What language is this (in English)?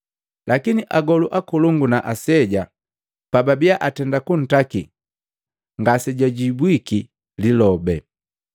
Matengo